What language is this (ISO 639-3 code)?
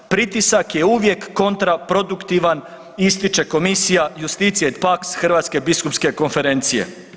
hrv